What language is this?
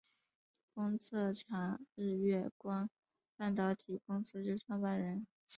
Chinese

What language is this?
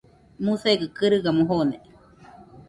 Nüpode Huitoto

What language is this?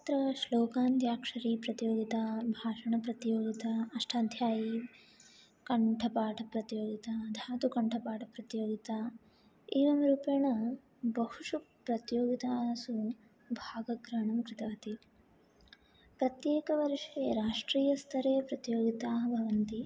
Sanskrit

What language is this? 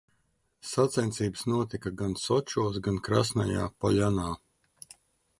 Latvian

